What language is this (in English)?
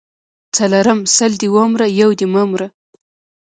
Pashto